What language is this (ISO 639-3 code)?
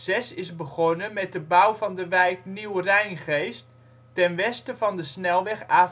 nld